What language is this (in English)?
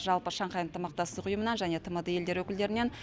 Kazakh